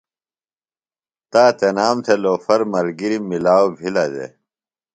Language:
Phalura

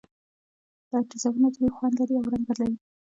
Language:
Pashto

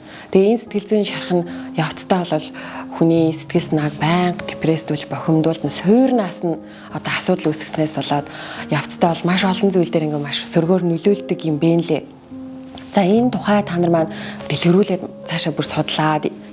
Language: German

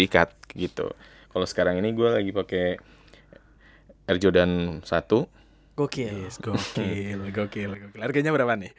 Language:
Indonesian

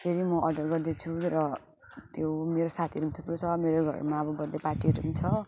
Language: Nepali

